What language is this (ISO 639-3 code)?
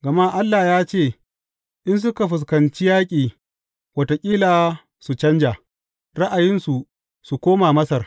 hau